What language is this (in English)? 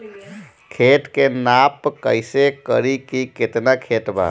Bhojpuri